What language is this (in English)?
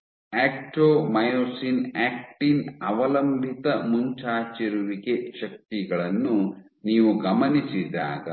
Kannada